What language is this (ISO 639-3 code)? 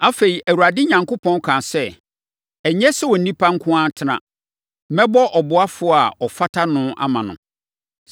aka